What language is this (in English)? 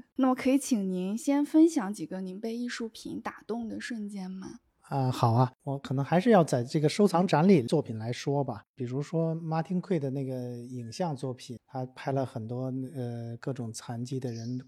Chinese